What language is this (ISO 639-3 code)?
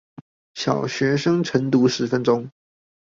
zho